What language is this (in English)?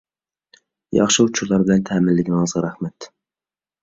Uyghur